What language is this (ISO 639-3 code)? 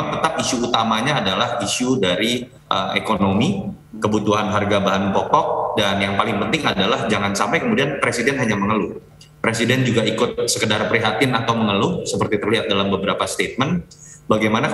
ind